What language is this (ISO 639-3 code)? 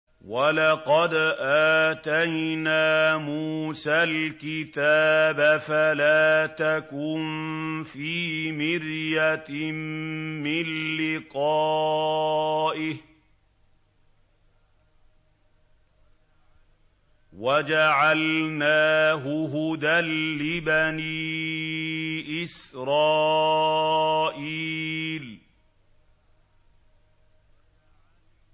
ara